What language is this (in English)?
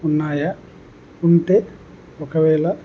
Telugu